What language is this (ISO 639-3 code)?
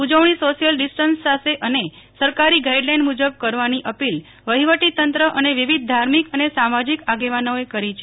guj